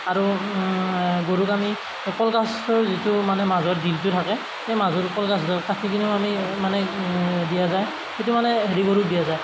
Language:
Assamese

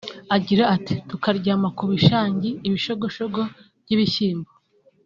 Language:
Kinyarwanda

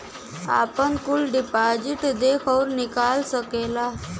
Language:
Bhojpuri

